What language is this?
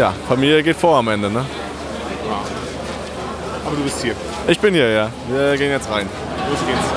German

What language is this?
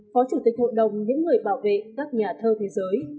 Vietnamese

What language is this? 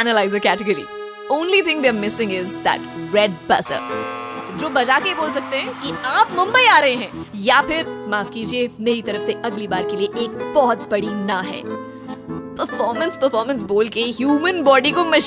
Hindi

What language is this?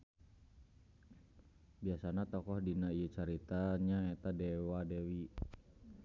Sundanese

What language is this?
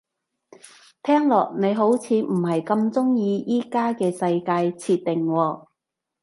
Cantonese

